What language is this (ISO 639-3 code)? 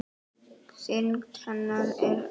isl